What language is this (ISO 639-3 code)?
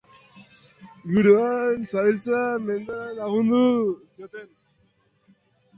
eus